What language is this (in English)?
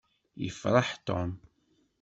Kabyle